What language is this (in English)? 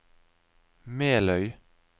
Norwegian